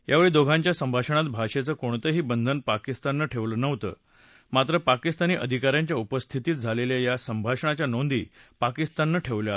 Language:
Marathi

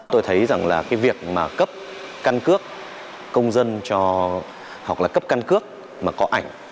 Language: Vietnamese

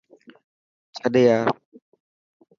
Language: Dhatki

